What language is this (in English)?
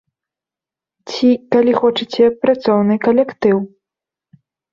Belarusian